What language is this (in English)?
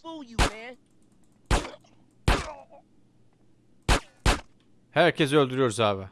Turkish